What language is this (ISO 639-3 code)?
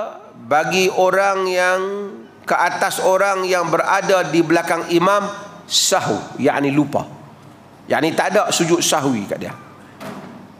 msa